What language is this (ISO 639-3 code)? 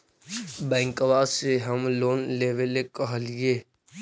mag